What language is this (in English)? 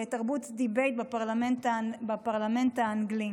Hebrew